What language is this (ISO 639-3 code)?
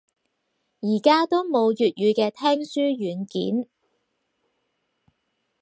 yue